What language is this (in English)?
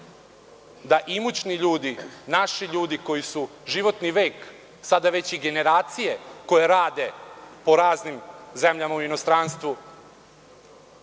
Serbian